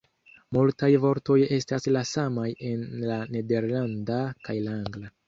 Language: Esperanto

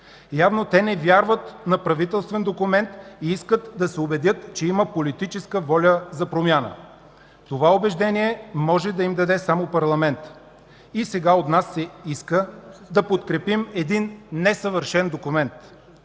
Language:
Bulgarian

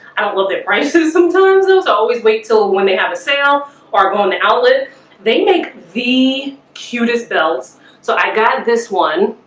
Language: English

